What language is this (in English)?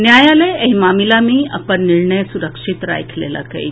Maithili